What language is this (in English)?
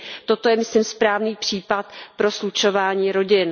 Czech